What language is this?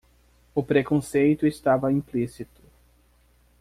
Portuguese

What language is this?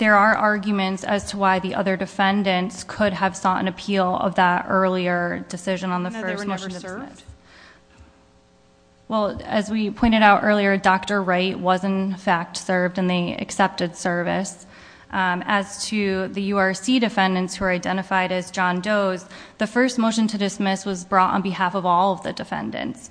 English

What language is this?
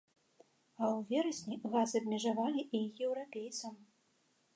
Belarusian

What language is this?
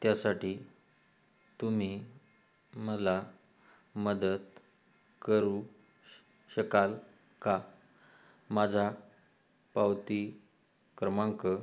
Marathi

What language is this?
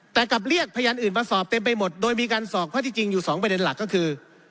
Thai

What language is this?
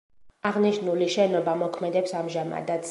Georgian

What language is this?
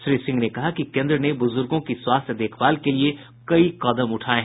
Hindi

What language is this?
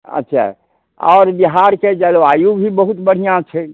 Maithili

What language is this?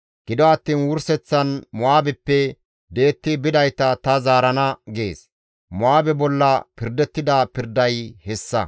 Gamo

